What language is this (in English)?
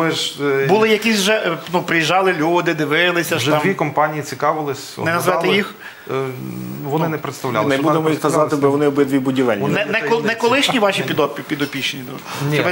Ukrainian